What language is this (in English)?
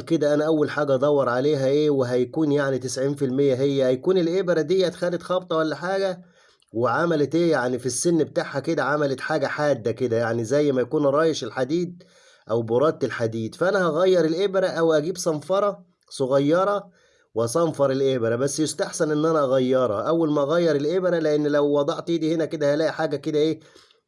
Arabic